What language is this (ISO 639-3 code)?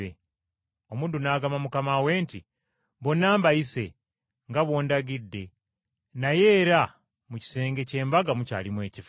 lug